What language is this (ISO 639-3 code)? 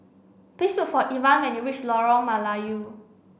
eng